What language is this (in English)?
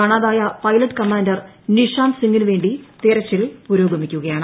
Malayalam